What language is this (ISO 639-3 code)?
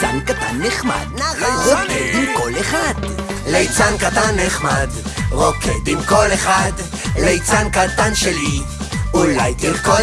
heb